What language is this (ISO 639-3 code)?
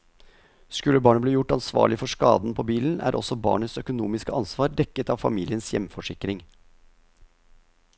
nor